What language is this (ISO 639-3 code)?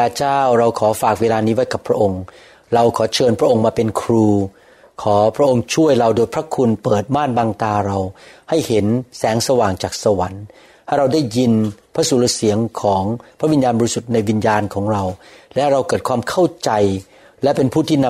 tha